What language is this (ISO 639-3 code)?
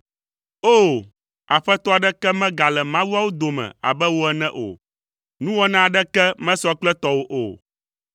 ewe